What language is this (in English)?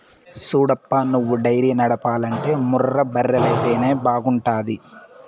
Telugu